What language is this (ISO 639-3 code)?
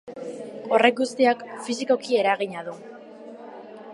eus